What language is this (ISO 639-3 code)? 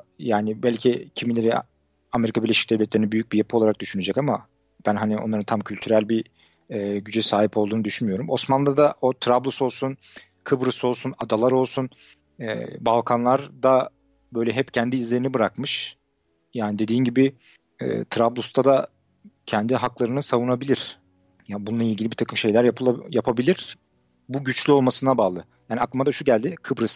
tur